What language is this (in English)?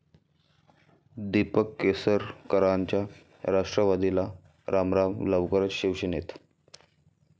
Marathi